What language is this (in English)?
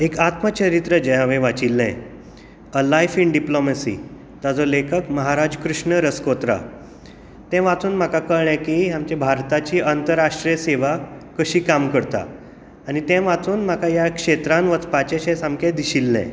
Konkani